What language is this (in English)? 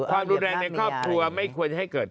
Thai